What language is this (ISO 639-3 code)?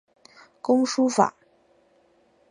zho